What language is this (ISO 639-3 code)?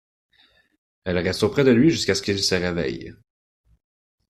fra